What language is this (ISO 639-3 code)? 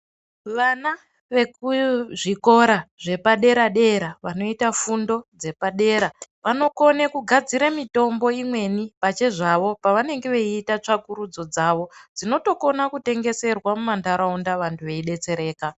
ndc